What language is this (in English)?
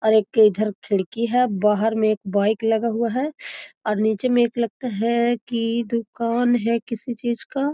Magahi